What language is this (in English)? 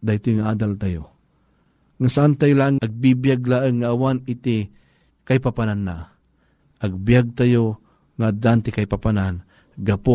Filipino